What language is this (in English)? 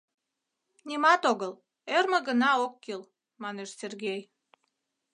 Mari